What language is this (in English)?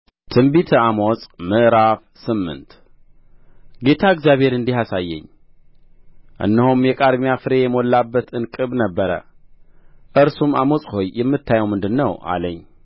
Amharic